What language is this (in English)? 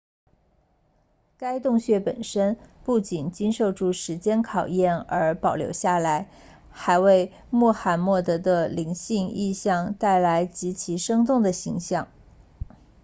Chinese